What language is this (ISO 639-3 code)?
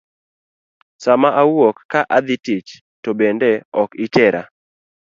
luo